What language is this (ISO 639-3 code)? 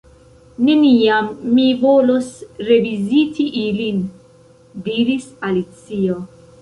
epo